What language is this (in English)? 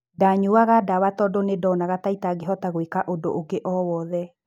Kikuyu